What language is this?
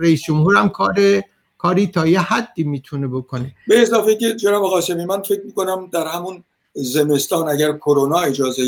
Persian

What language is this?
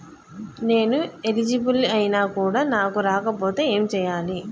Telugu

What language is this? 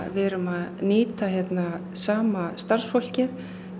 Icelandic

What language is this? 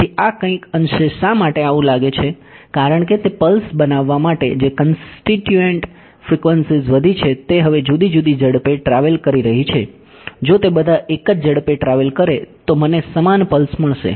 Gujarati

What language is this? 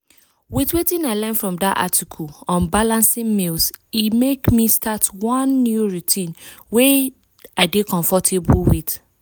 Nigerian Pidgin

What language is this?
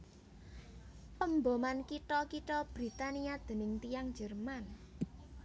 Javanese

